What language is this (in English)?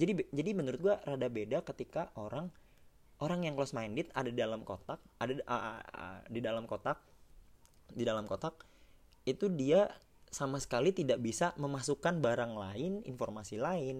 Indonesian